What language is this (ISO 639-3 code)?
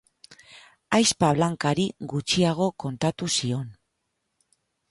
eus